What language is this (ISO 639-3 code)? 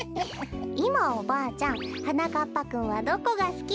jpn